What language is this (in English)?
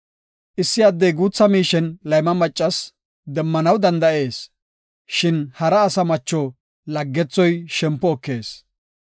Gofa